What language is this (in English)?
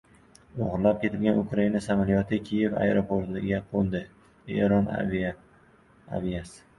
Uzbek